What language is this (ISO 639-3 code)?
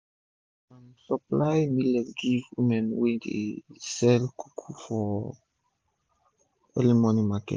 pcm